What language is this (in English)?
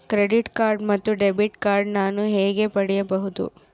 Kannada